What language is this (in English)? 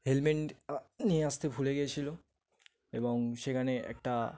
Bangla